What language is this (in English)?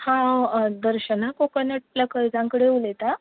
Konkani